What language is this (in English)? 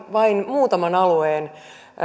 Finnish